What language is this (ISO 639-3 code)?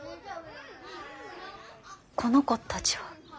jpn